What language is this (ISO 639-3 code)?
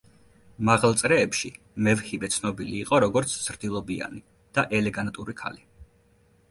kat